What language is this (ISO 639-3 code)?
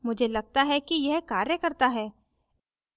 hin